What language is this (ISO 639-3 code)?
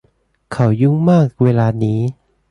tha